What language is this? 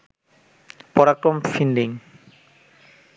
Bangla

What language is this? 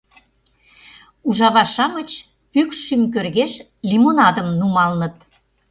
Mari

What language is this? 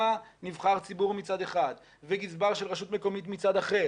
Hebrew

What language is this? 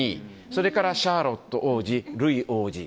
Japanese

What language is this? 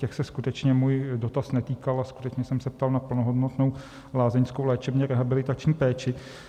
Czech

